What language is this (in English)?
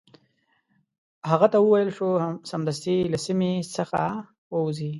Pashto